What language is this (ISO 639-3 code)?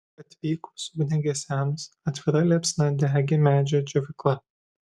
lit